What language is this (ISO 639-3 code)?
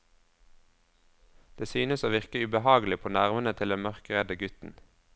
nor